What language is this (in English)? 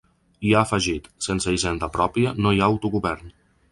Catalan